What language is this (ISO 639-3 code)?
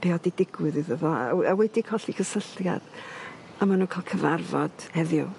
cym